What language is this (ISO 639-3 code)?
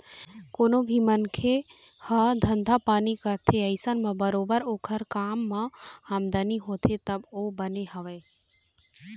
hne